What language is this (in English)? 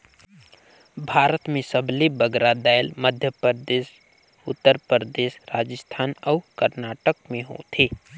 Chhattisgarhi